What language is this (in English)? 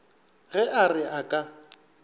Northern Sotho